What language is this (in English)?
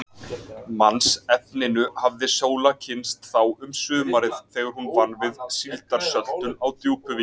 Icelandic